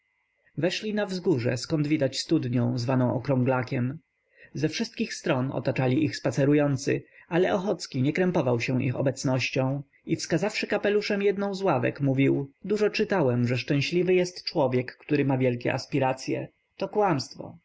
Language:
Polish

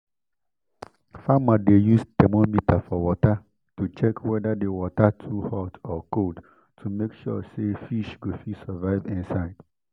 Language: Nigerian Pidgin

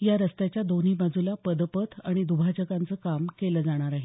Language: Marathi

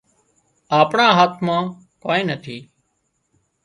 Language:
Wadiyara Koli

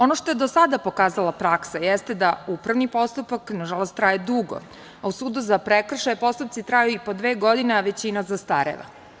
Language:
Serbian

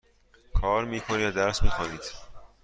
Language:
Persian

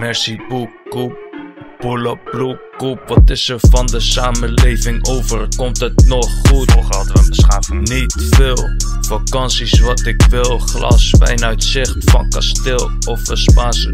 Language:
Dutch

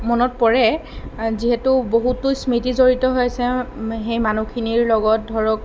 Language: Assamese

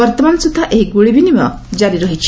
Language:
Odia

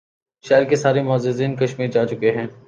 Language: Urdu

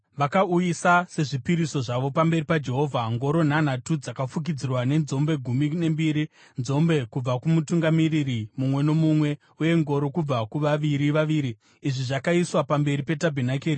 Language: Shona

